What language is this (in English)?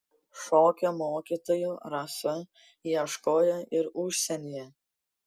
Lithuanian